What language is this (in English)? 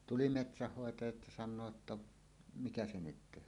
Finnish